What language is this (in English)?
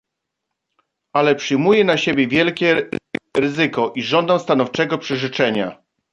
Polish